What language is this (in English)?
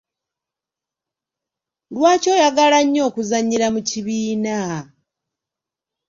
Ganda